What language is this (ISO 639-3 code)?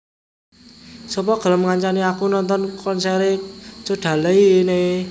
jav